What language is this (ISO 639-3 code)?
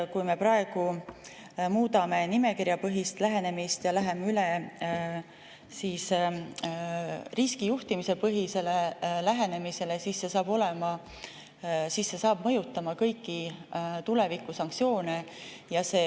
est